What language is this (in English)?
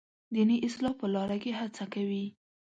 Pashto